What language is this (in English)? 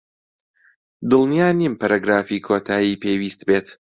Central Kurdish